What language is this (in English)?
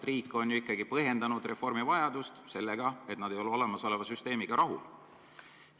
Estonian